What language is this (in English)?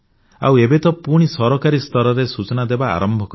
Odia